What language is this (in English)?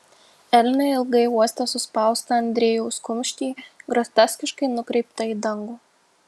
Lithuanian